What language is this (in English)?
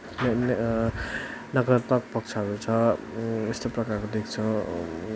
Nepali